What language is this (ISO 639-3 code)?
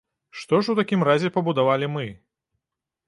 bel